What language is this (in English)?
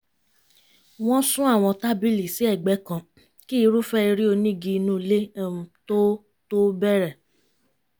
Yoruba